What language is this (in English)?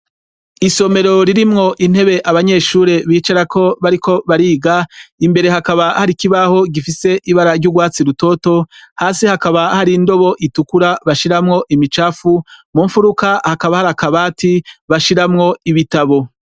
Rundi